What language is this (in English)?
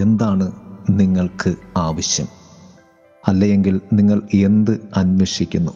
Malayalam